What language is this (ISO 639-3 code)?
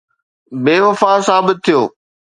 snd